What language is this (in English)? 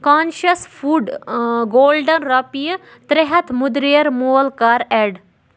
Kashmiri